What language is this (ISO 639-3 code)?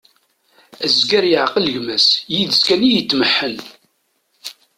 kab